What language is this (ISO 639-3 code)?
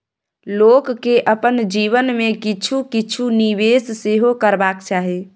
mai